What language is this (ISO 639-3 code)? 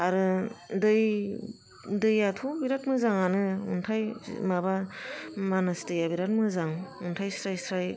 brx